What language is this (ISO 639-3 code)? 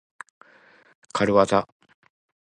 jpn